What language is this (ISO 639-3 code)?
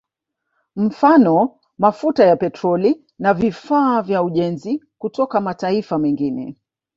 swa